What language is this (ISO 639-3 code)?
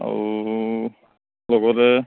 asm